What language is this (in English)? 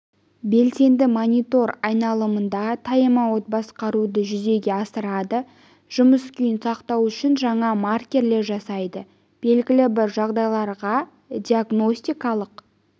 Kazakh